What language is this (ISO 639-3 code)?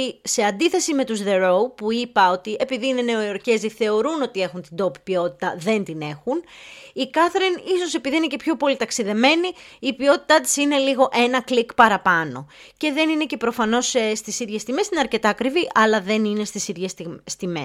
ell